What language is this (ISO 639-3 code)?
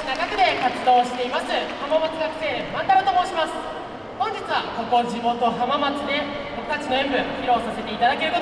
jpn